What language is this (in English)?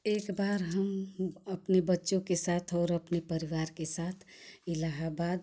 Hindi